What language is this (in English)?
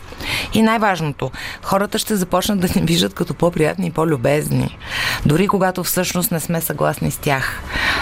Bulgarian